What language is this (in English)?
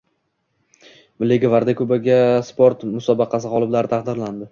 Uzbek